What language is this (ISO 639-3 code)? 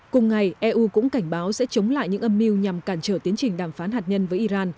vie